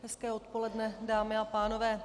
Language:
Czech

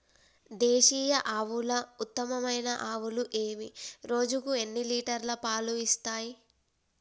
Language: Telugu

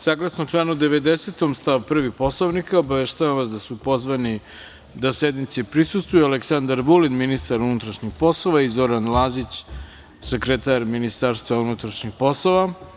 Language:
Serbian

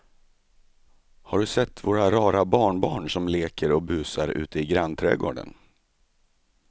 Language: Swedish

